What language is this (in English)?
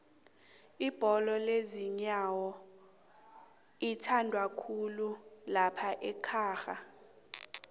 South Ndebele